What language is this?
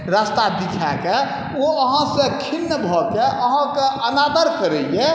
Maithili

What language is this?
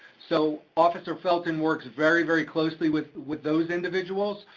English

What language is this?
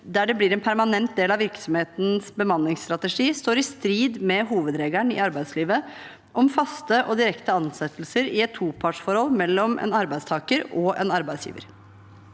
Norwegian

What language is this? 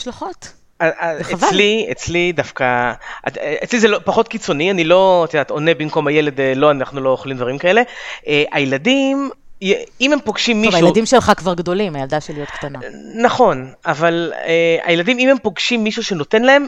Hebrew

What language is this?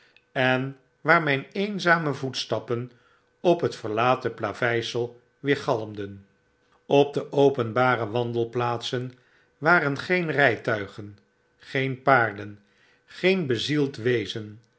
Dutch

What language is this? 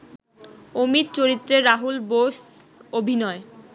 Bangla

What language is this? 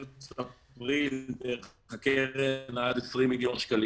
Hebrew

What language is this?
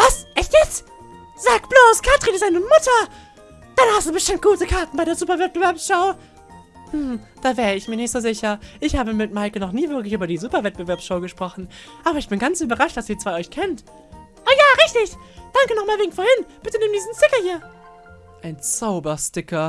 German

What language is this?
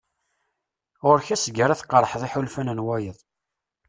Kabyle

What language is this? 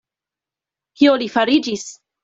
Esperanto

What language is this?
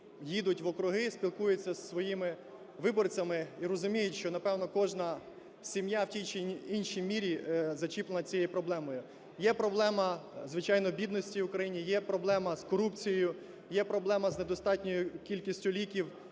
Ukrainian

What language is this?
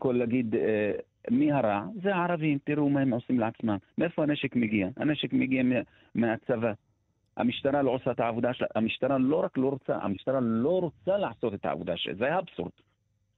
Hebrew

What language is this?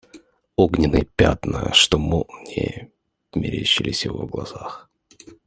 Russian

